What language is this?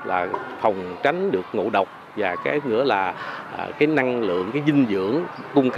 Vietnamese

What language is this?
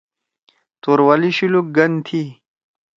Torwali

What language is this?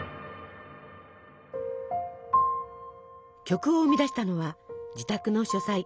Japanese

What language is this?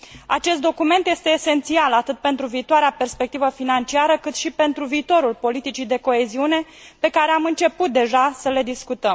Romanian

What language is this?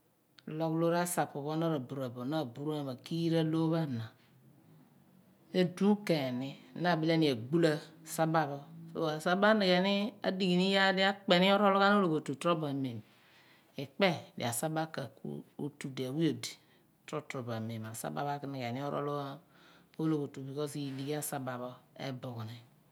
Abua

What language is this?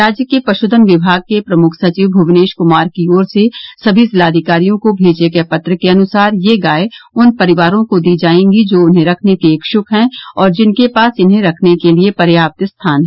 Hindi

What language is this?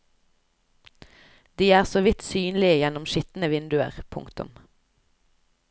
Norwegian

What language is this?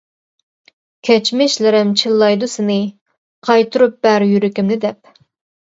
Uyghur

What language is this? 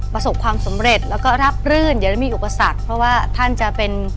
Thai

